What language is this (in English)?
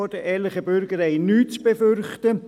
Swiss German